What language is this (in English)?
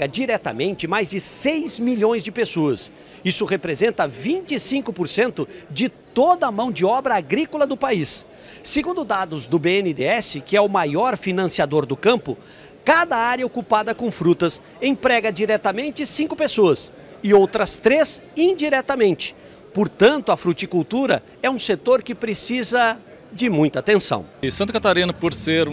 Portuguese